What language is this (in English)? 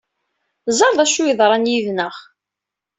Kabyle